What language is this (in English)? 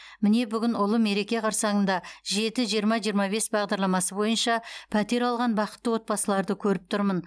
Kazakh